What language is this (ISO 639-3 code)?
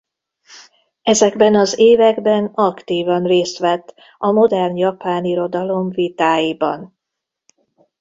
hun